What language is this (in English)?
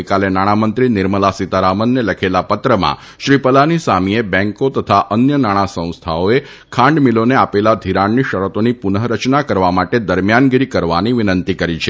Gujarati